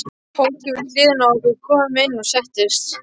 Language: Icelandic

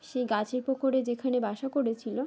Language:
Bangla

